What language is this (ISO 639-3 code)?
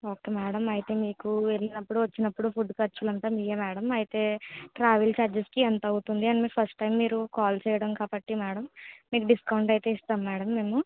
tel